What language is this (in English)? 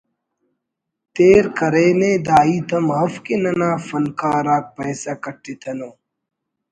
Brahui